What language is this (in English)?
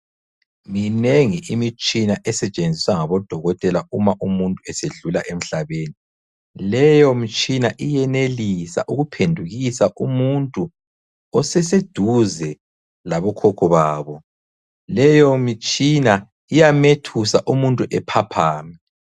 North Ndebele